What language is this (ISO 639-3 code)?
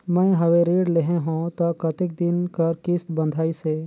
hne